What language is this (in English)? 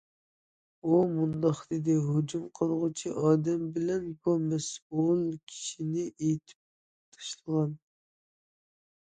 Uyghur